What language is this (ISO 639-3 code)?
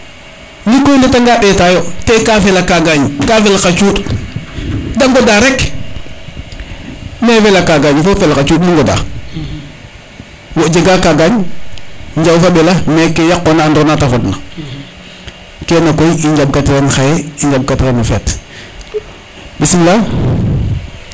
srr